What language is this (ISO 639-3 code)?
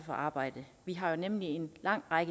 dan